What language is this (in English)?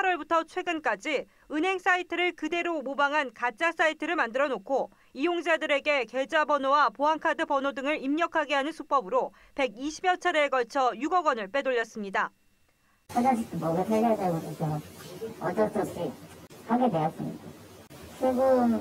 Korean